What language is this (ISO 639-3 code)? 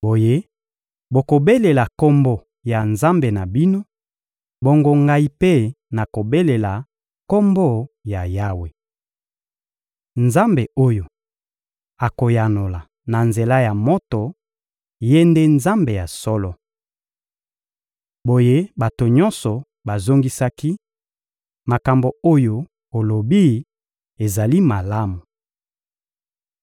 lin